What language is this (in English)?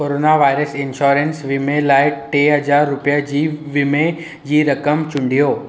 Sindhi